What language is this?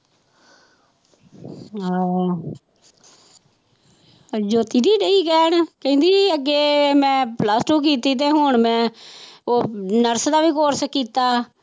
Punjabi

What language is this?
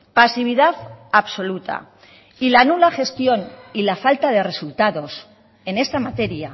Spanish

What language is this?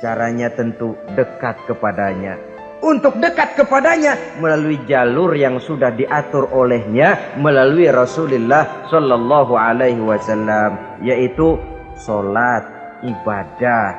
Indonesian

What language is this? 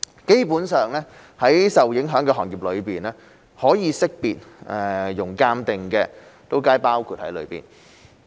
Cantonese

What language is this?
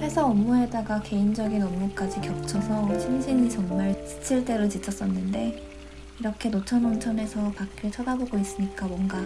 Korean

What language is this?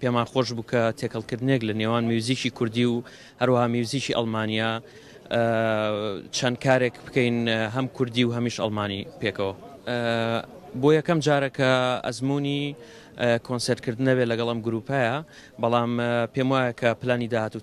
Arabic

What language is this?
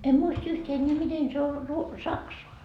Finnish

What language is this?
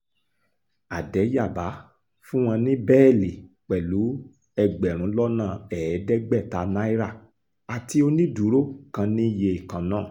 Yoruba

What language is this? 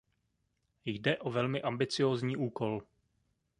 Czech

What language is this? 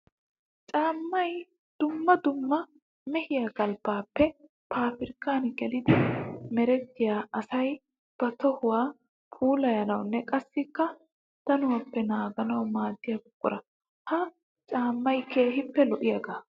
Wolaytta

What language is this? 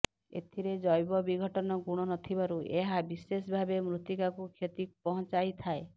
Odia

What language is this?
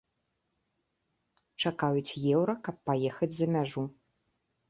Belarusian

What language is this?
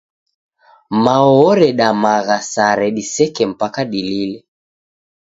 Taita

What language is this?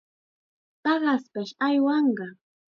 Chiquián Ancash Quechua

